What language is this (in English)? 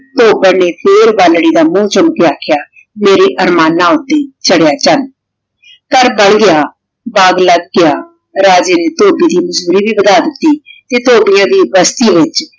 Punjabi